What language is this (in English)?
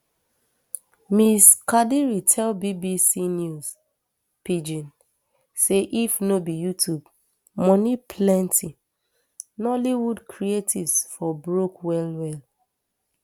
Nigerian Pidgin